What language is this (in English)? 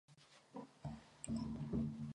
Czech